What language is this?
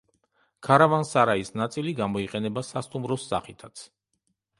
Georgian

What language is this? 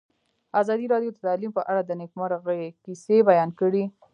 Pashto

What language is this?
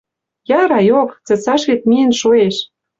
Western Mari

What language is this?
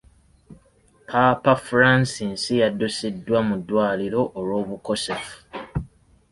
Ganda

